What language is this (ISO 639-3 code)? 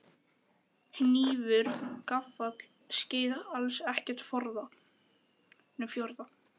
isl